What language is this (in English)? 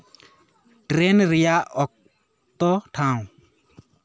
Santali